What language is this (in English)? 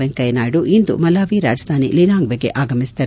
Kannada